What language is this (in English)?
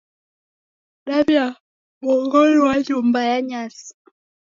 Taita